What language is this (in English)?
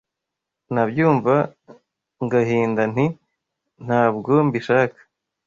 Kinyarwanda